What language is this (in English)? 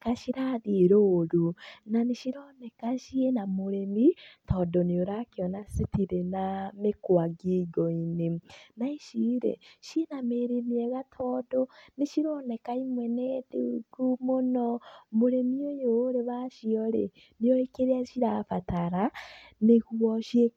Kikuyu